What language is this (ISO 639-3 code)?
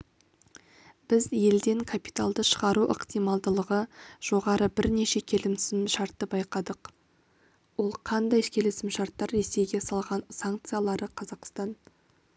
kaz